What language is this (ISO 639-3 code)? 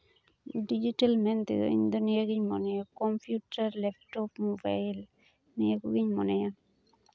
sat